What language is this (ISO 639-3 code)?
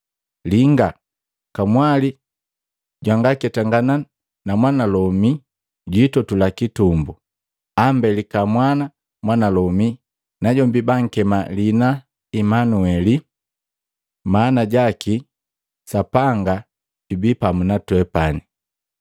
mgv